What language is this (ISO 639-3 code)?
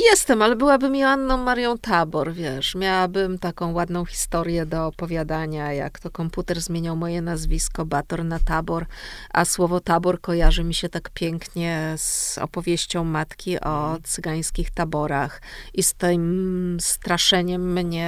pol